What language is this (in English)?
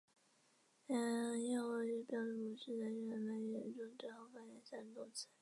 Chinese